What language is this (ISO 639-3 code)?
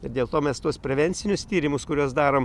lit